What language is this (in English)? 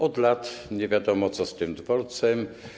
Polish